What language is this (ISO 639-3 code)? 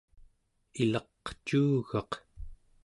esu